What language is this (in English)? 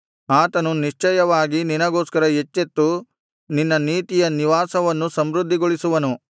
Kannada